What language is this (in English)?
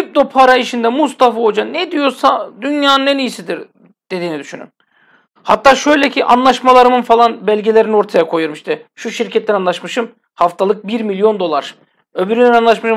Turkish